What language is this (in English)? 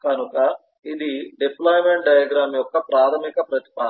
Telugu